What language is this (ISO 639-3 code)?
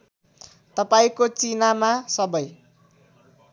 nep